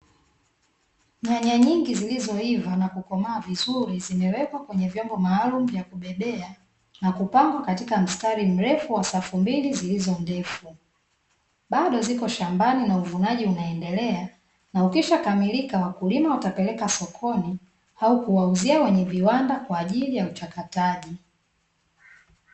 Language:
Swahili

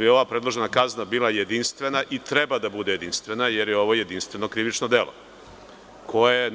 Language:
Serbian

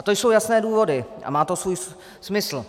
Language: Czech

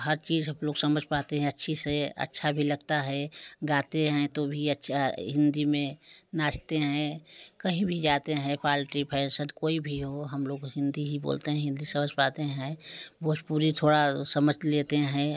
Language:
Hindi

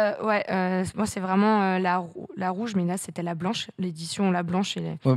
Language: French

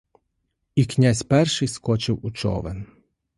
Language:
Ukrainian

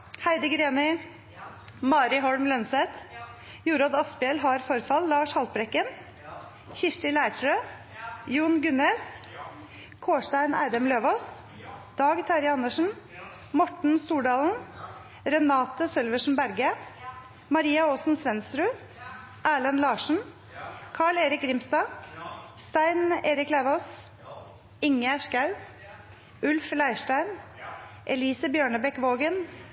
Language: Norwegian Nynorsk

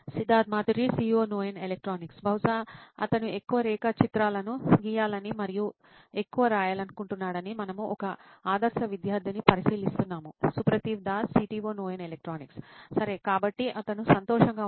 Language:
Telugu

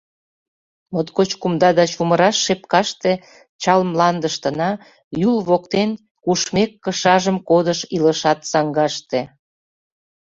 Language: Mari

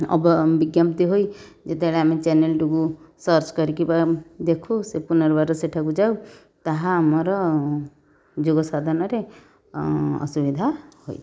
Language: Odia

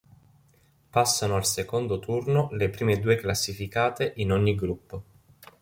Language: Italian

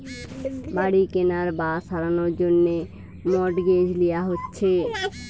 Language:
Bangla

